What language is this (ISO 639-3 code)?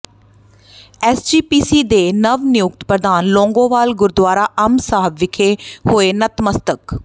pan